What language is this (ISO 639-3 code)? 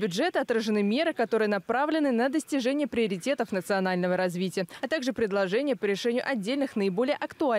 rus